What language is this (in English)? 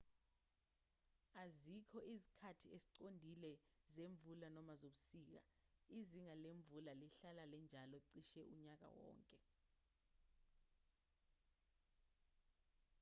Zulu